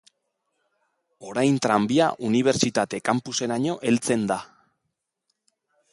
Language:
Basque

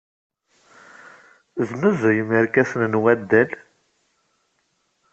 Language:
Kabyle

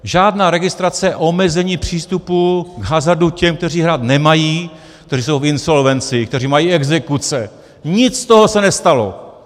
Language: Czech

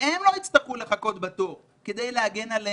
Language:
Hebrew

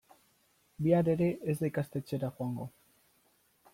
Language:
Basque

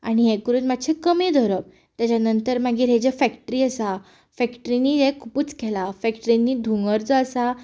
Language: Konkani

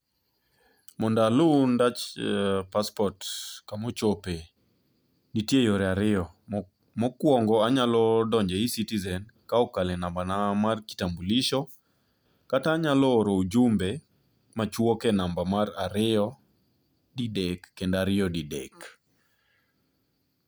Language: Luo (Kenya and Tanzania)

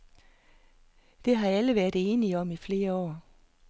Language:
Danish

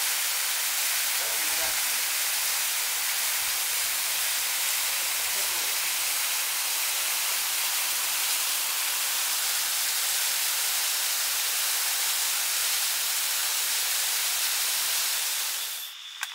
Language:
Vietnamese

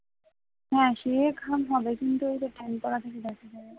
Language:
Bangla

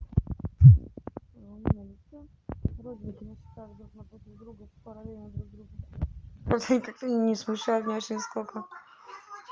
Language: Russian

